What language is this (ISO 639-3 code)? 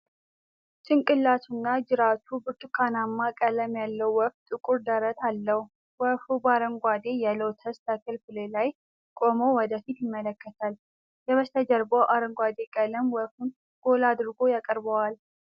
amh